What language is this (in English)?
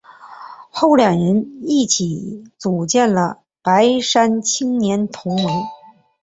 Chinese